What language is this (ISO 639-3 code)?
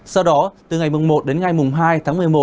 vie